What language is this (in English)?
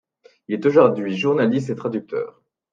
French